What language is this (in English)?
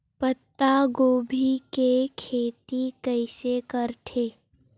Chhattisgarhi